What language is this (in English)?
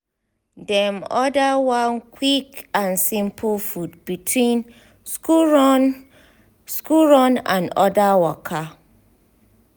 Nigerian Pidgin